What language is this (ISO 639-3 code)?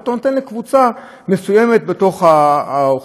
heb